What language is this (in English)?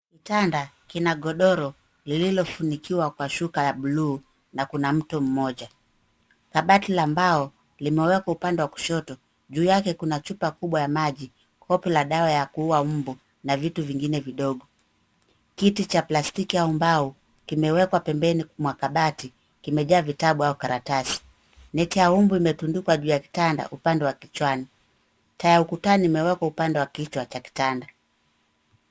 Swahili